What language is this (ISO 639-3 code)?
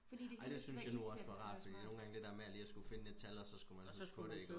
dan